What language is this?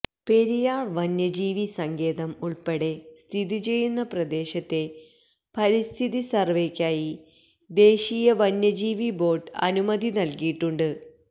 Malayalam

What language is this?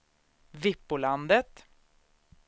Swedish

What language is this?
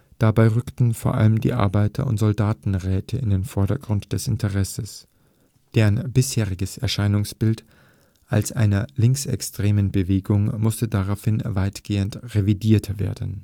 German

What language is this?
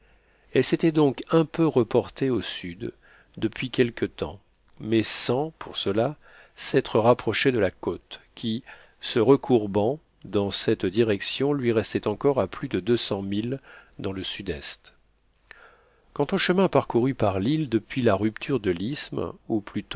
French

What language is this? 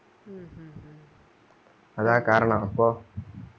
Malayalam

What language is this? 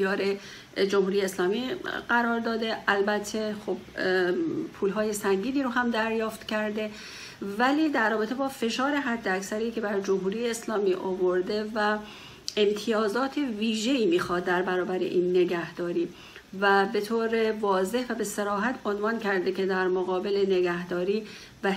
Persian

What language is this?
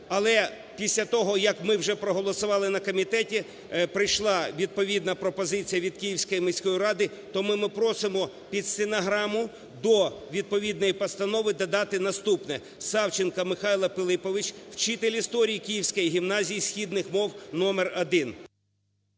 Ukrainian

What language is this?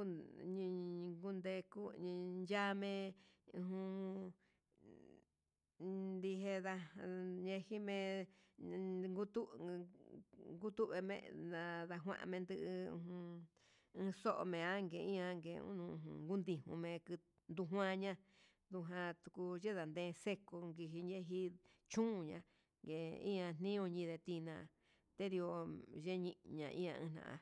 Huitepec Mixtec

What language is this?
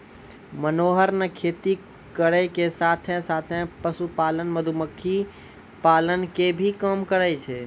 Maithili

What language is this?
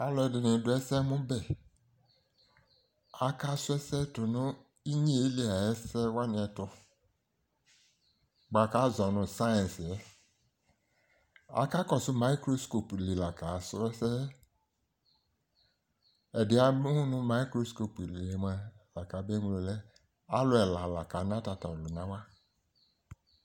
Ikposo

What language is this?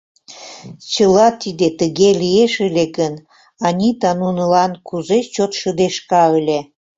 Mari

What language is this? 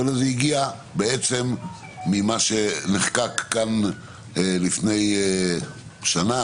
Hebrew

